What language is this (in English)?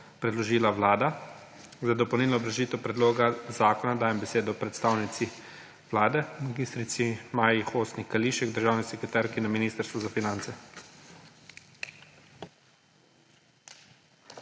Slovenian